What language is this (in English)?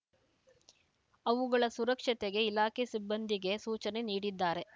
Kannada